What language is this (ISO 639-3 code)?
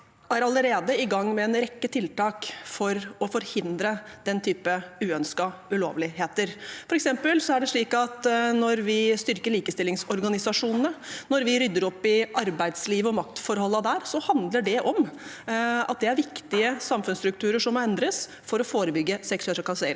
nor